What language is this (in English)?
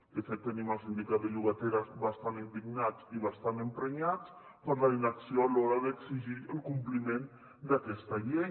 Catalan